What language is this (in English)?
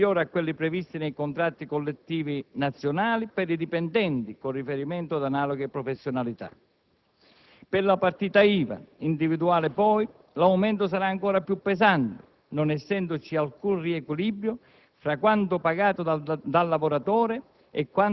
Italian